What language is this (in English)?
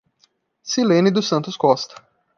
Portuguese